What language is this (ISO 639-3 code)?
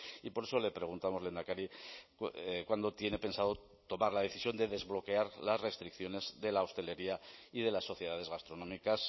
spa